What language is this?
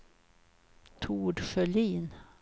Swedish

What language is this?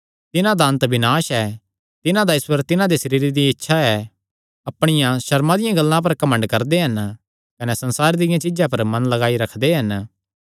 Kangri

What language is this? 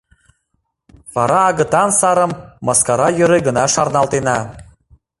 Mari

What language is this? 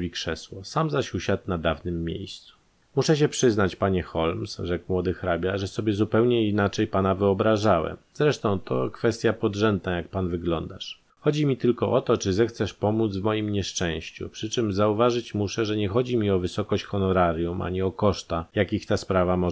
Polish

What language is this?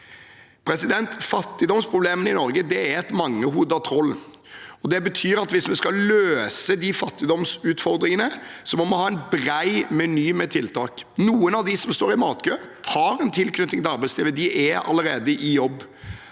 Norwegian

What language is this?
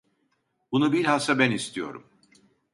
Turkish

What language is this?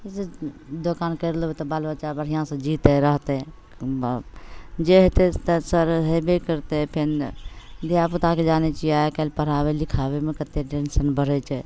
Maithili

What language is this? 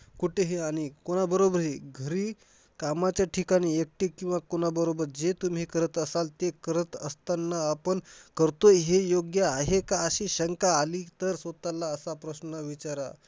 Marathi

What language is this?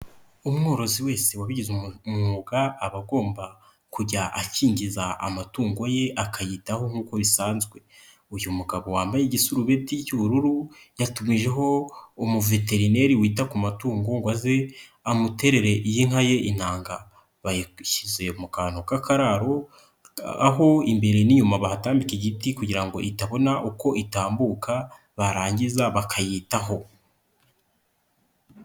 Kinyarwanda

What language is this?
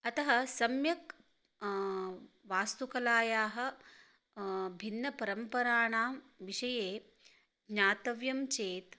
Sanskrit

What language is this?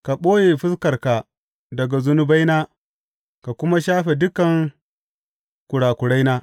Hausa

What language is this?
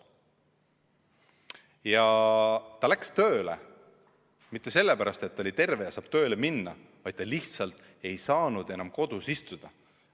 Estonian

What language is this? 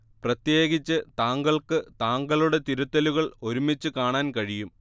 Malayalam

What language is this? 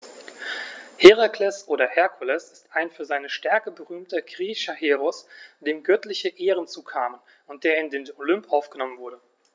German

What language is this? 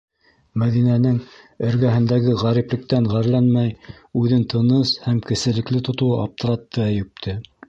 Bashkir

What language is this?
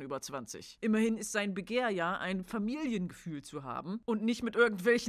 German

